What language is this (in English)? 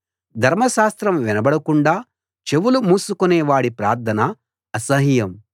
Telugu